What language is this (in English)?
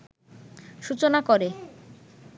Bangla